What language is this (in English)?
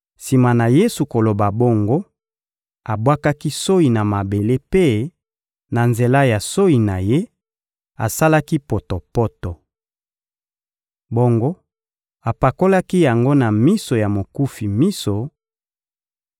Lingala